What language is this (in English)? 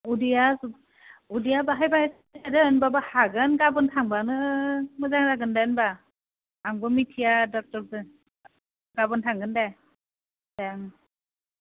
Bodo